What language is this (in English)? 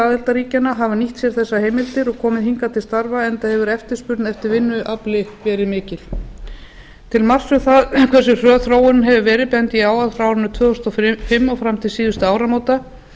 Icelandic